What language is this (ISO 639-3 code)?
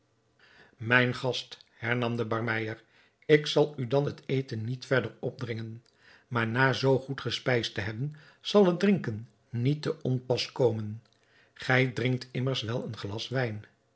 nld